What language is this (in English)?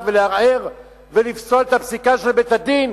Hebrew